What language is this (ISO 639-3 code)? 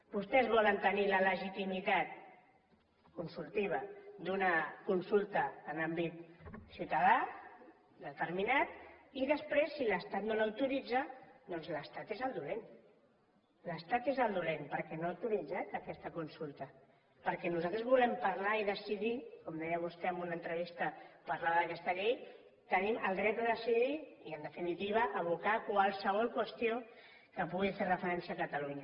cat